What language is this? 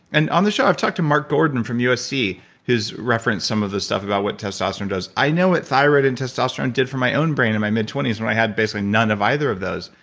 English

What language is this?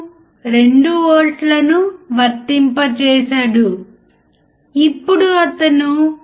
Telugu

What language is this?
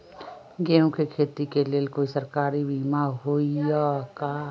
Magahi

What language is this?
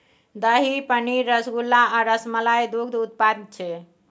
Maithili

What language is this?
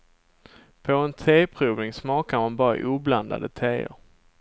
Swedish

